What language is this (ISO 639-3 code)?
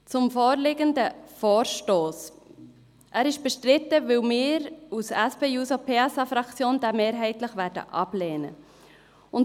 gsw